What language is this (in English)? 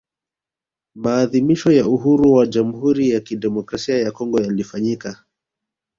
Swahili